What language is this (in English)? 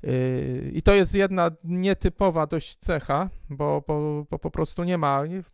Polish